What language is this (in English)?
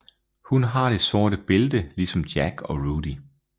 Danish